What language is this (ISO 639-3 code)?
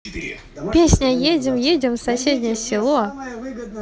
rus